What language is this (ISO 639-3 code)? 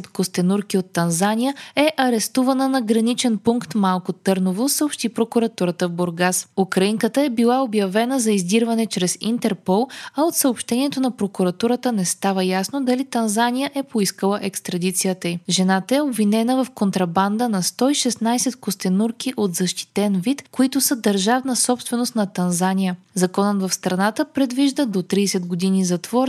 bul